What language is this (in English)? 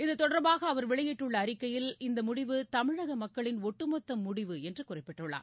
Tamil